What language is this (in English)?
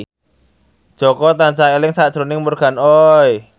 Javanese